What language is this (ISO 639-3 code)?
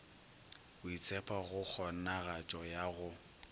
nso